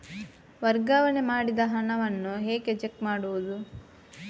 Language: Kannada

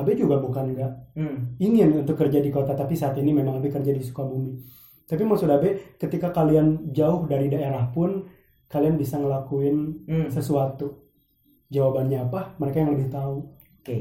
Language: Indonesian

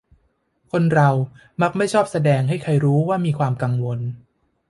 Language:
Thai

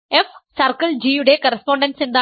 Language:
Malayalam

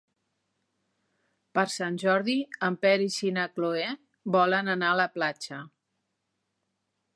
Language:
Catalan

